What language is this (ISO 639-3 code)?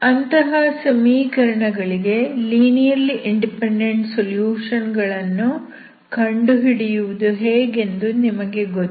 kan